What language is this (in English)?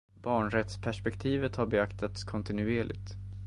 Swedish